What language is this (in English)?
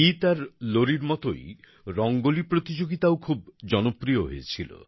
Bangla